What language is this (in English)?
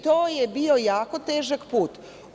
Serbian